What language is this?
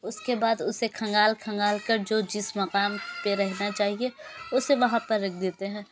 Urdu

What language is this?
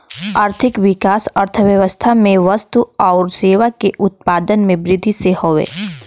Bhojpuri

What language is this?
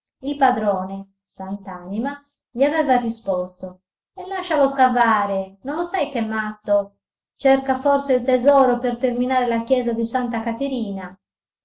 Italian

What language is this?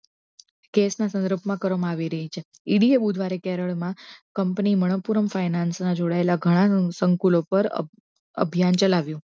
Gujarati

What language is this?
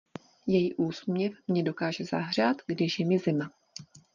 Czech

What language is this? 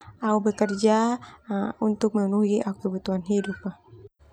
Termanu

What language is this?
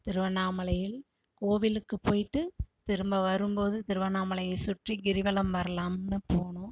Tamil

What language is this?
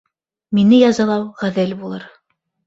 Bashkir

